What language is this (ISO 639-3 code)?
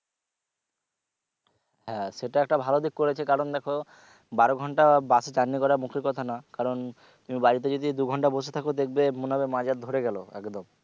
ben